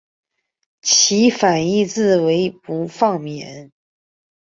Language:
Chinese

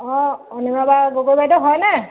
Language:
Assamese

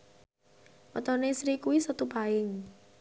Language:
Javanese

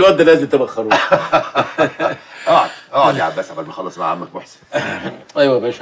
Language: Arabic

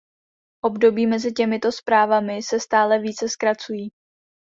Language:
Czech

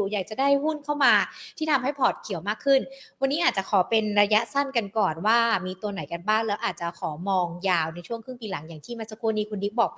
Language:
Thai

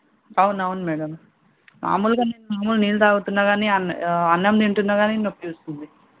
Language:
Telugu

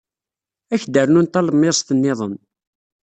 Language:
Kabyle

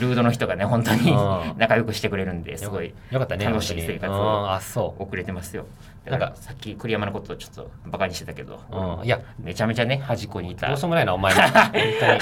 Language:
Japanese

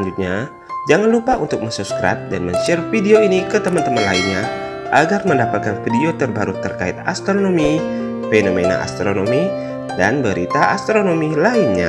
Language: Indonesian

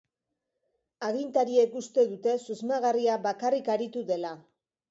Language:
Basque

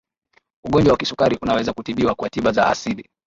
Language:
Swahili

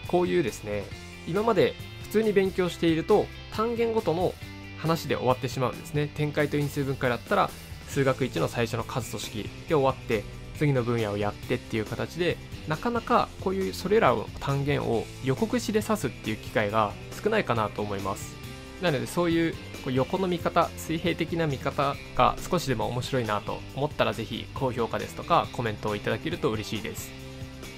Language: Japanese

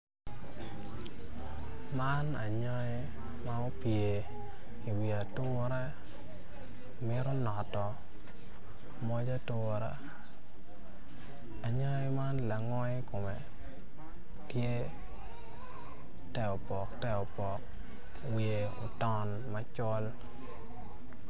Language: Acoli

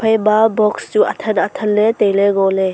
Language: Wancho Naga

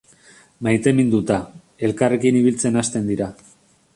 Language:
Basque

